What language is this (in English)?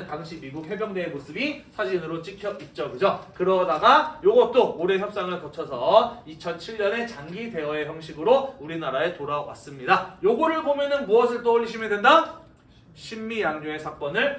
Korean